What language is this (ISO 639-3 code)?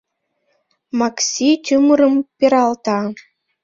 chm